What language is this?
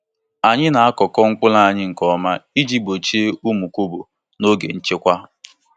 Igbo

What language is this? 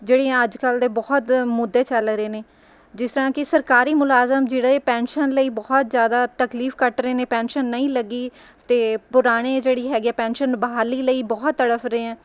Punjabi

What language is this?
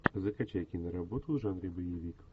Russian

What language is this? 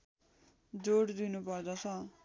Nepali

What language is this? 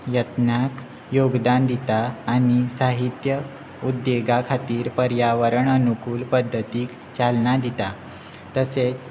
Konkani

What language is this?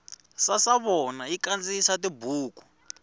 Tsonga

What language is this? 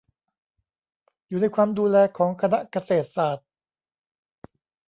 Thai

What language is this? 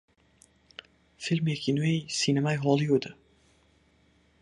Central Kurdish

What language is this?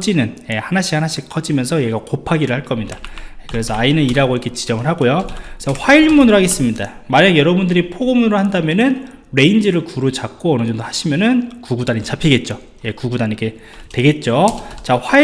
Korean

